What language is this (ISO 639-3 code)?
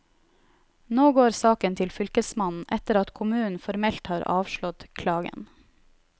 nor